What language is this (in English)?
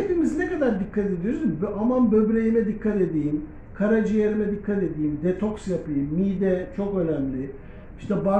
Turkish